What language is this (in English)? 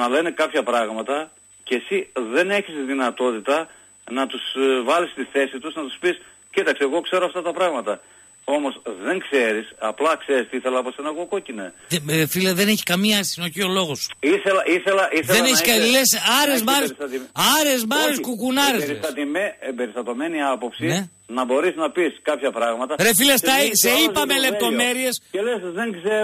Greek